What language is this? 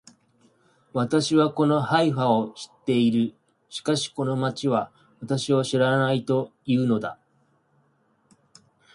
Japanese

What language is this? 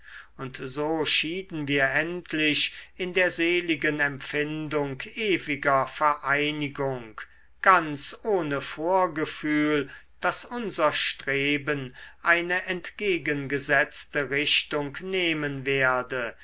German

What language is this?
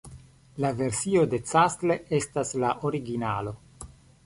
Esperanto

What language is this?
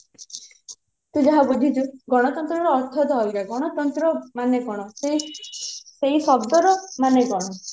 Odia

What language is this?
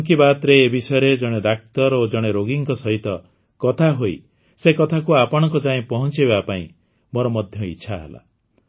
Odia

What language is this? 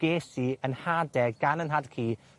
Welsh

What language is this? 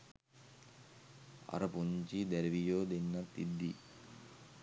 Sinhala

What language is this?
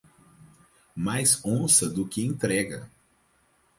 Portuguese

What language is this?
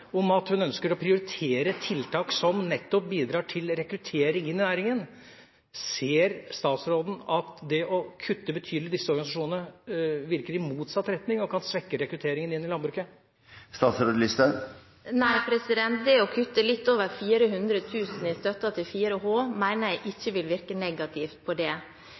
Norwegian Bokmål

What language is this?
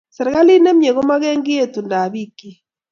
Kalenjin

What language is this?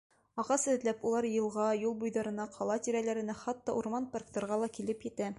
Bashkir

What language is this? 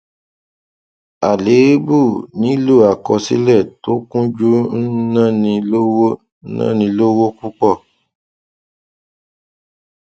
Yoruba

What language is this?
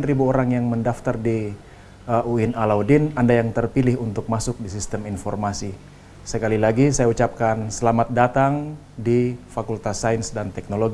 Indonesian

